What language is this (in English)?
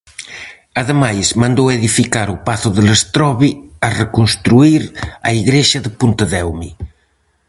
Galician